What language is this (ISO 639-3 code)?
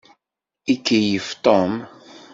kab